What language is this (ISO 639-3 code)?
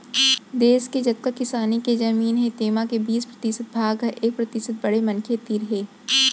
hne